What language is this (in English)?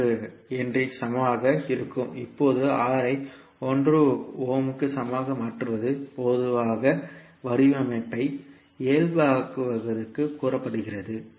Tamil